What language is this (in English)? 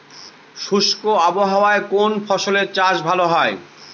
Bangla